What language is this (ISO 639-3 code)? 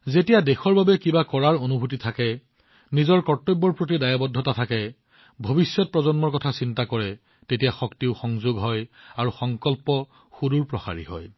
asm